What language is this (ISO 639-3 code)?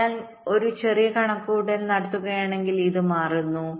mal